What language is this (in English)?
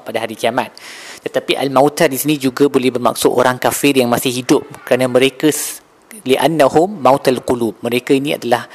Malay